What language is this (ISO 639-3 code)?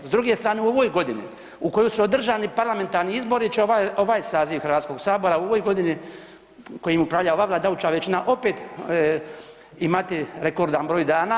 hrv